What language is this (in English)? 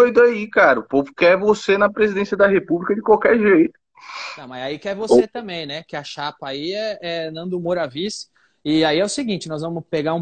Portuguese